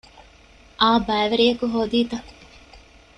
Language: Divehi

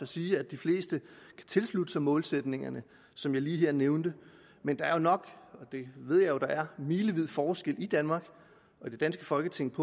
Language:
Danish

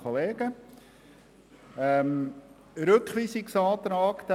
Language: Swiss German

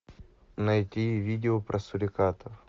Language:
Russian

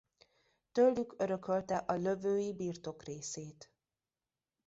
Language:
Hungarian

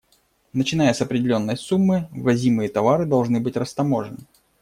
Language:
Russian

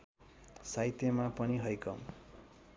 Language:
Nepali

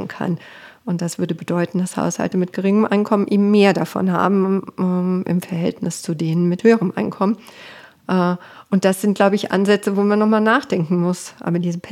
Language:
German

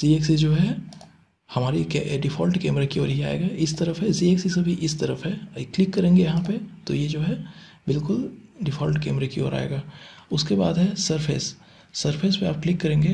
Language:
Hindi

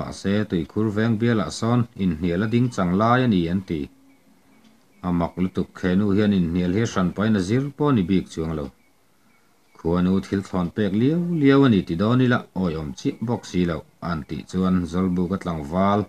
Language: Thai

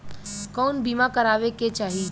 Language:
Bhojpuri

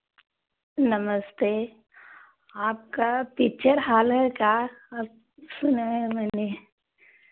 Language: Hindi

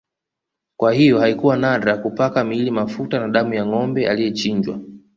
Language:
Swahili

